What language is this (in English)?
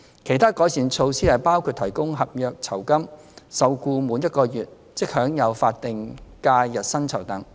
Cantonese